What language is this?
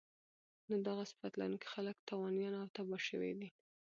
Pashto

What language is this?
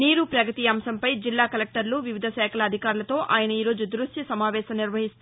Telugu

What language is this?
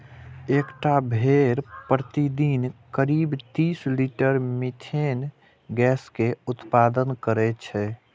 Maithili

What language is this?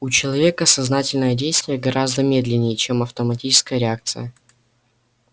Russian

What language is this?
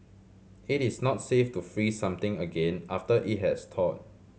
English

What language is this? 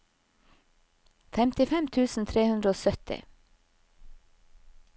Norwegian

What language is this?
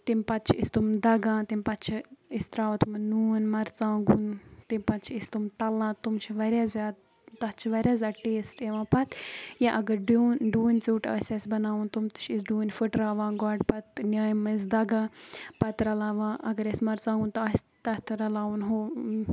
Kashmiri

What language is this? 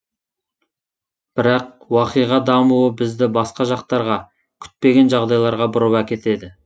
Kazakh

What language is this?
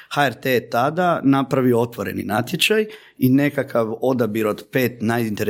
Croatian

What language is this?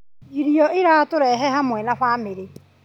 Kikuyu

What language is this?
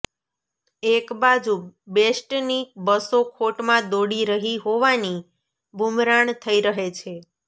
Gujarati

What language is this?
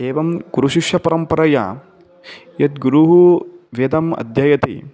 Sanskrit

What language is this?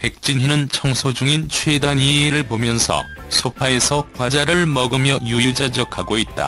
Korean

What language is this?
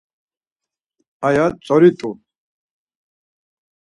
Laz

